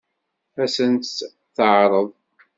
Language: Kabyle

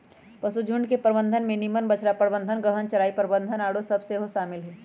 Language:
Magahi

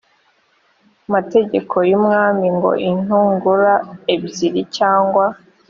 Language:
Kinyarwanda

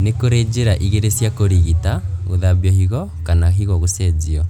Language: Kikuyu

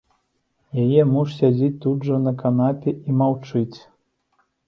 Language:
Belarusian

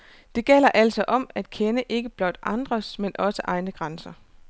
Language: Danish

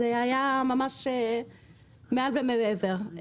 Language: Hebrew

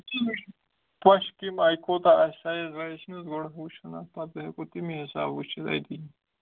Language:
Kashmiri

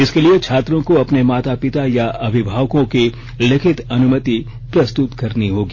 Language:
Hindi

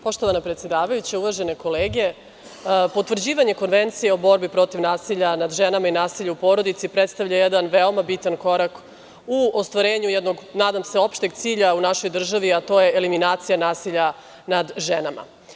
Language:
Serbian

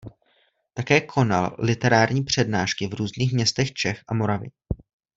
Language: Czech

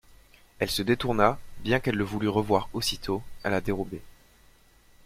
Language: French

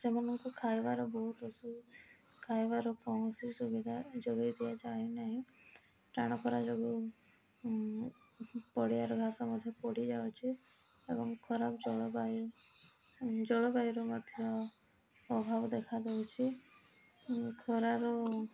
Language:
Odia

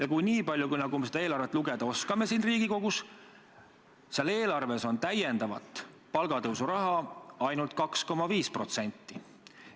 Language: Estonian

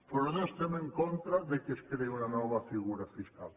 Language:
Catalan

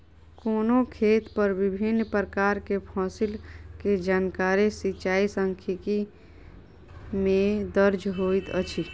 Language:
Maithili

